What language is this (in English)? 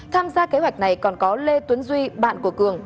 Vietnamese